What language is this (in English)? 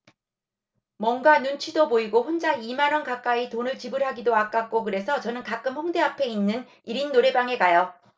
Korean